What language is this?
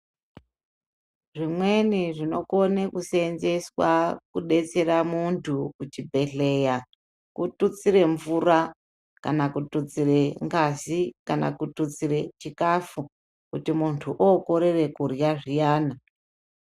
Ndau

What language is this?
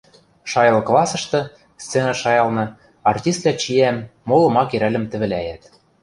Western Mari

